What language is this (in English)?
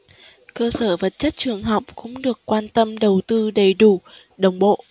Vietnamese